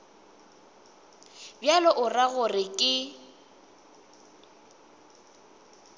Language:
Northern Sotho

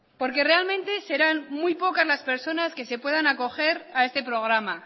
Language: Spanish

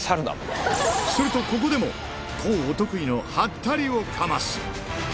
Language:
Japanese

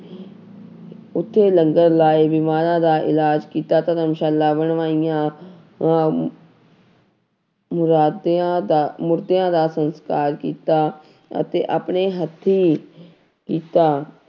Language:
Punjabi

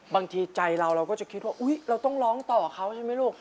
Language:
Thai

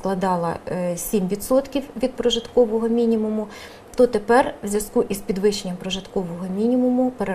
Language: Ukrainian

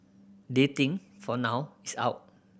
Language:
English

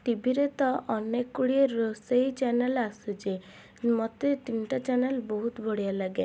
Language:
Odia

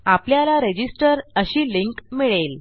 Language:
Marathi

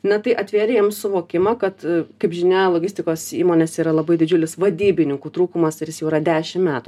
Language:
Lithuanian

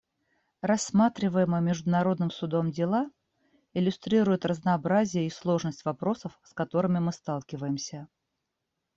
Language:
Russian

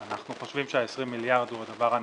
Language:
Hebrew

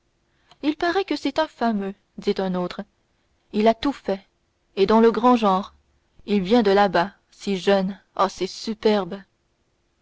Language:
French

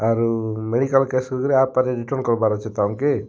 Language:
Odia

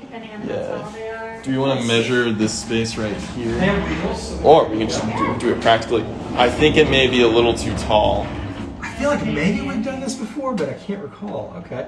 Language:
English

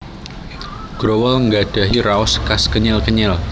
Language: Javanese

